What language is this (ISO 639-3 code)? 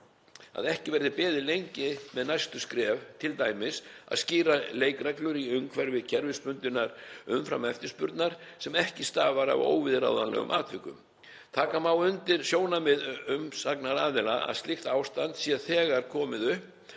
isl